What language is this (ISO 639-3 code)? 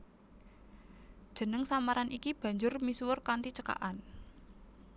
jav